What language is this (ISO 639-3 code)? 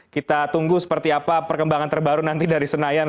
ind